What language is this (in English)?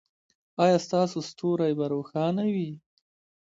Pashto